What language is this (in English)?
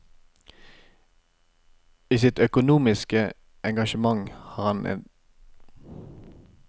Norwegian